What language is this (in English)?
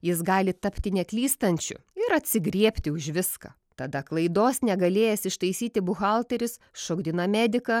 Lithuanian